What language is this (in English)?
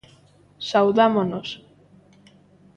Galician